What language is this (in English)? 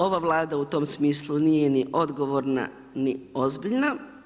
Croatian